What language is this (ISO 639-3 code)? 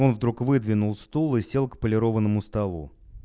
rus